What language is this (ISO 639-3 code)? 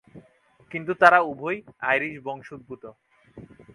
ben